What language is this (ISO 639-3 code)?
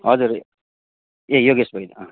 nep